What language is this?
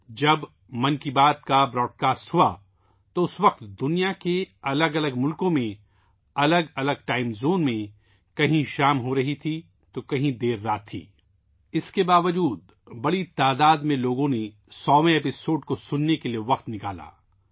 Urdu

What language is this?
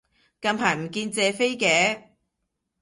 Cantonese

